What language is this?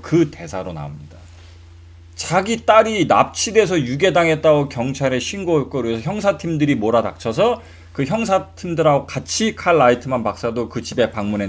Korean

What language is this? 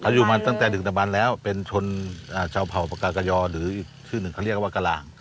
Thai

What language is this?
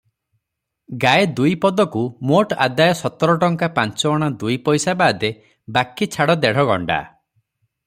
Odia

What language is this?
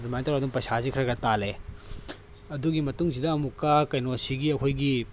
Manipuri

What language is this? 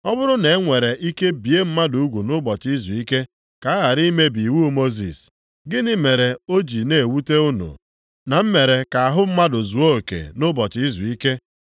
Igbo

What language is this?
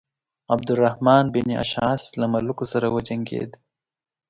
Pashto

